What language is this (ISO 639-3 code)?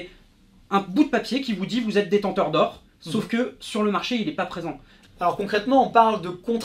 fra